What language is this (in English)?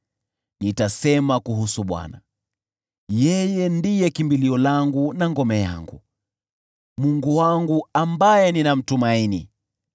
Swahili